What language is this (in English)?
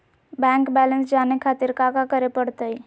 Magahi